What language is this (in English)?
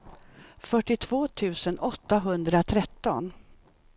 Swedish